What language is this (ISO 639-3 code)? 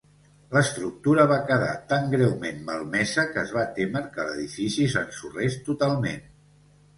cat